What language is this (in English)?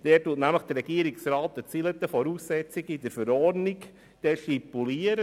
Swiss German